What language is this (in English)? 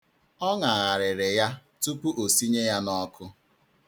Igbo